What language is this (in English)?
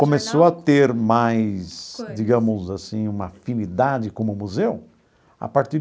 Portuguese